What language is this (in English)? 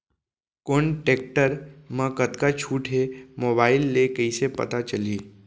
Chhattisgarhi